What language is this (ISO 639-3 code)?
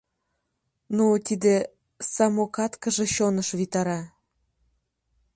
chm